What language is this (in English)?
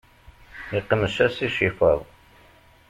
Kabyle